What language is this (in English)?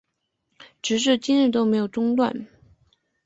Chinese